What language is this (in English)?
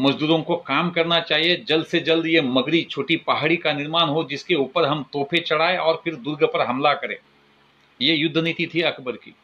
Hindi